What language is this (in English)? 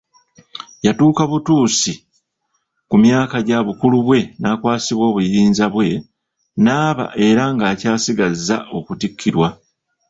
Ganda